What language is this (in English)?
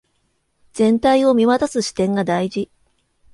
Japanese